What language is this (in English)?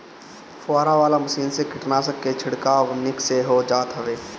Bhojpuri